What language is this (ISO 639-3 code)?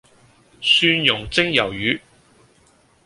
yue